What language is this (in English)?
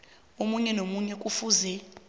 South Ndebele